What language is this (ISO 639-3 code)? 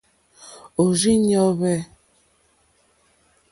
bri